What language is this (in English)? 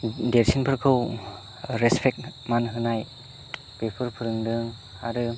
Bodo